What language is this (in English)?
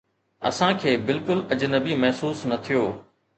Sindhi